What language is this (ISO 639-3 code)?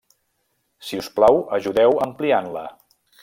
cat